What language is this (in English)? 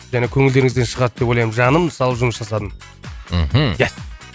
Kazakh